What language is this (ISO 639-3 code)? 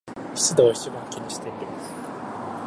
jpn